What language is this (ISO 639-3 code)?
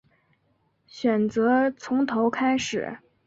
zho